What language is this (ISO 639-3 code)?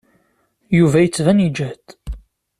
kab